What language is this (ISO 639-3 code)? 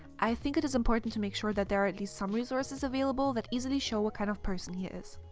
eng